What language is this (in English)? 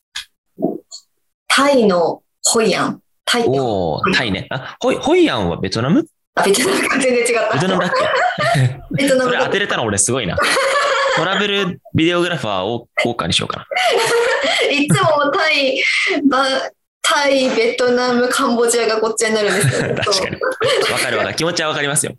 Japanese